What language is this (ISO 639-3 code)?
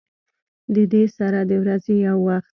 pus